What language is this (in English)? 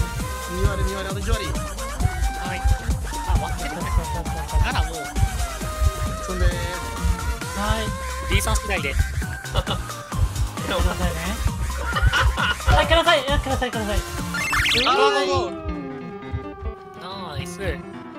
Japanese